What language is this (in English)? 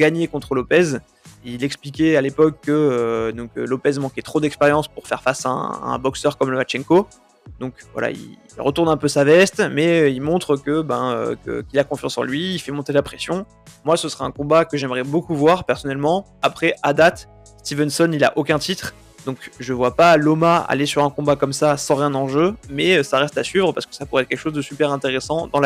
French